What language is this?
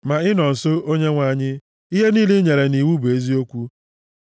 Igbo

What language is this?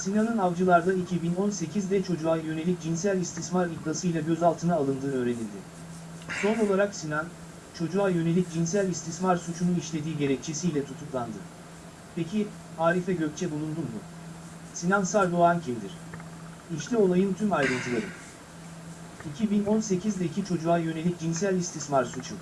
Turkish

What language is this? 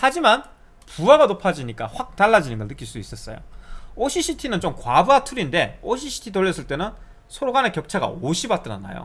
Korean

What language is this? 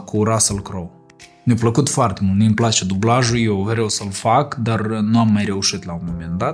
Romanian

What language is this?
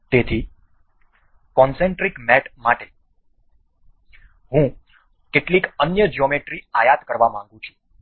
Gujarati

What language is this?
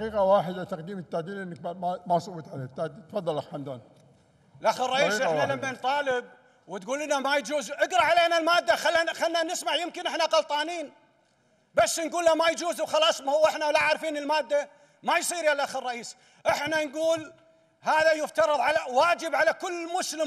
Arabic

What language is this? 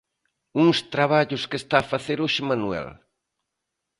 Galician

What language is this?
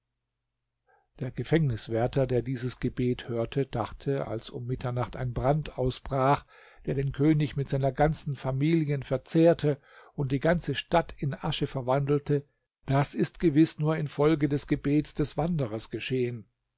German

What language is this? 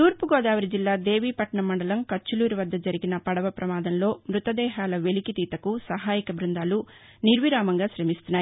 Telugu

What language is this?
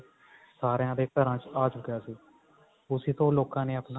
Punjabi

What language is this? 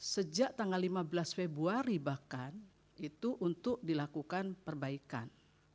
Indonesian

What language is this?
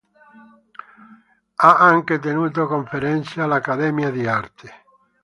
Italian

